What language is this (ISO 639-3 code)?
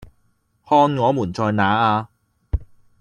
yue